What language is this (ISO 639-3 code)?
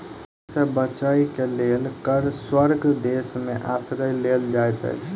mai